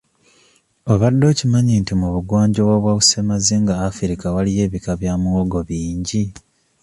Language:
Ganda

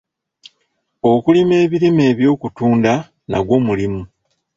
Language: Ganda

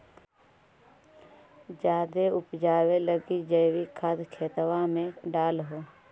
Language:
Magahi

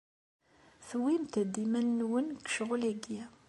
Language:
Kabyle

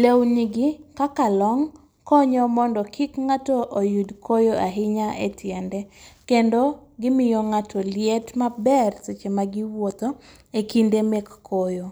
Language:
Luo (Kenya and Tanzania)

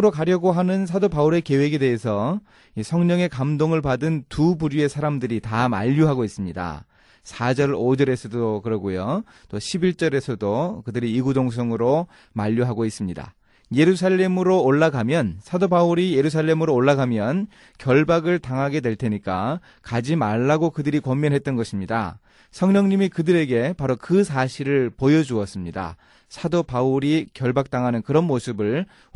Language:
Korean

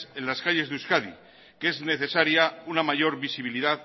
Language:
Spanish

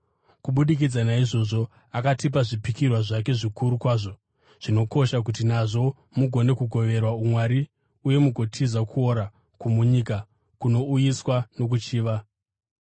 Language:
Shona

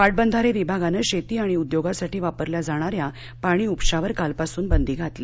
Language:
Marathi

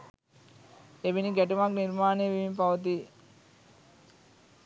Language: Sinhala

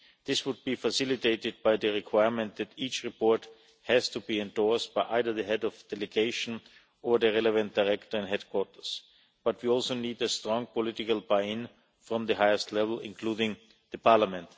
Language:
English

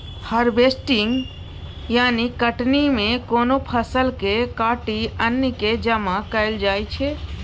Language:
Maithili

